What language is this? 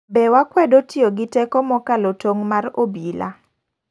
Luo (Kenya and Tanzania)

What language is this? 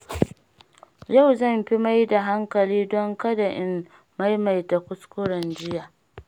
Hausa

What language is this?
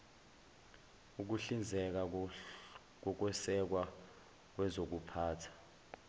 Zulu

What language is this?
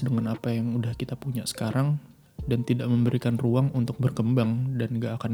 Indonesian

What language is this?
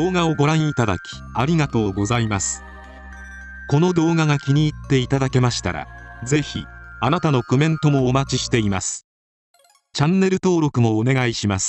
Japanese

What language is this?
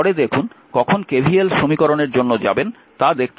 Bangla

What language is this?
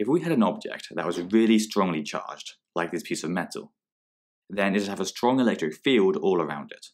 English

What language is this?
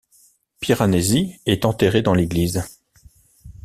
French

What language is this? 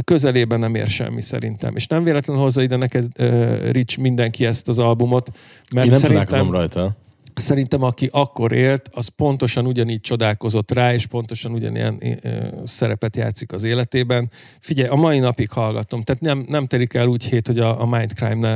Hungarian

